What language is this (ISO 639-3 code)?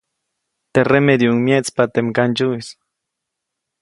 zoc